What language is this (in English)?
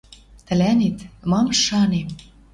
Western Mari